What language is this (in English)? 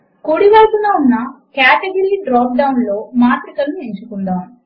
Telugu